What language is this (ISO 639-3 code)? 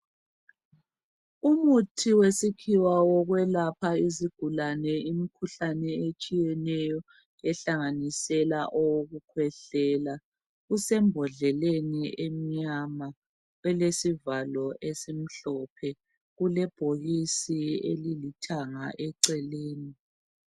nde